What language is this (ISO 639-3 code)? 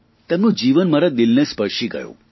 guj